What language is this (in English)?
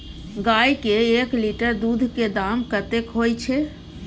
Maithili